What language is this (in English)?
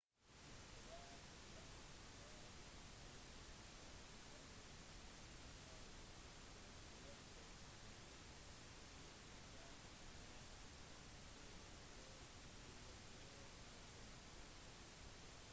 Norwegian Bokmål